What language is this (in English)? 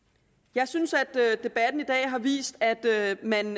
Danish